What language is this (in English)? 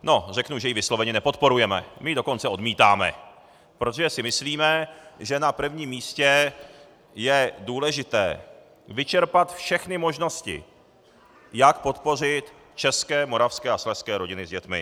Czech